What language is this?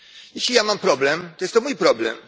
Polish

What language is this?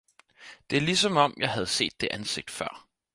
Danish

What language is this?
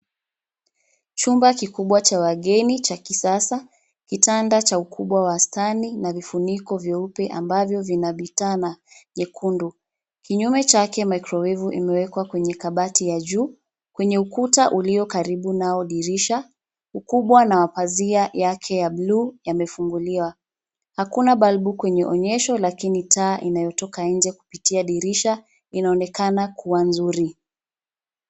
Swahili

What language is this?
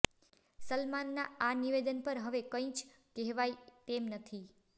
Gujarati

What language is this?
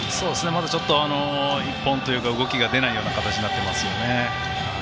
Japanese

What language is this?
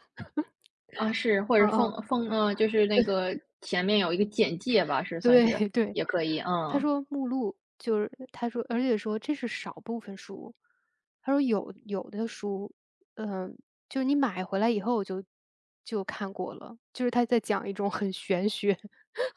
Chinese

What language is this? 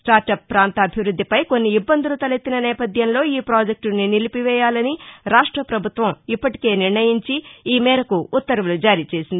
Telugu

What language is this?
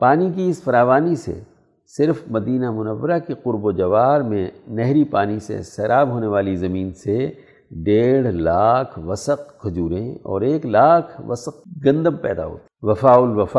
Urdu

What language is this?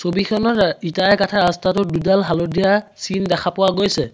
Assamese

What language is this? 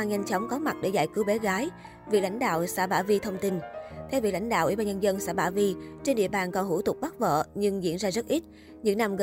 Vietnamese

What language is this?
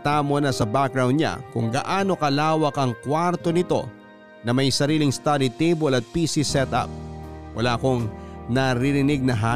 Filipino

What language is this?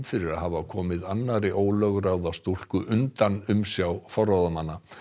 Icelandic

